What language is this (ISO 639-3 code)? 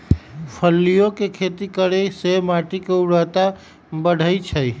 mag